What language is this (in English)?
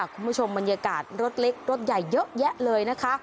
Thai